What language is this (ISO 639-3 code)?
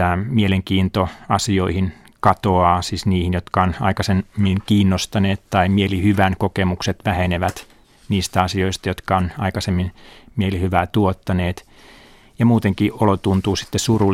fin